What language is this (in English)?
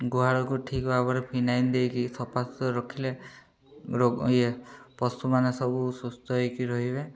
Odia